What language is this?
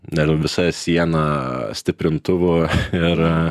Lithuanian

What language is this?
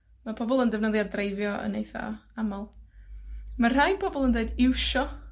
Welsh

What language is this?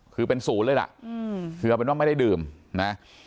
Thai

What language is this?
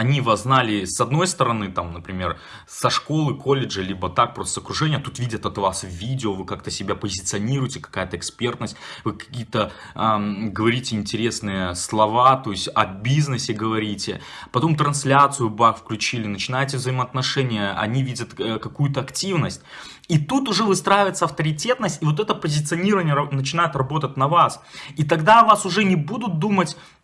Russian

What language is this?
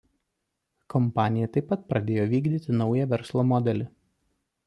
Lithuanian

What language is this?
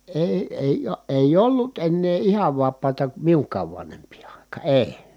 Finnish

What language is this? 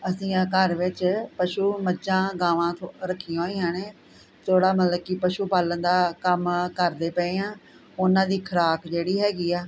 Punjabi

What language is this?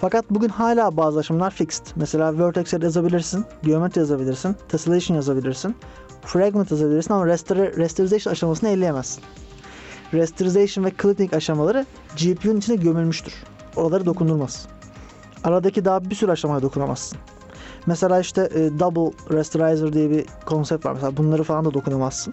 Turkish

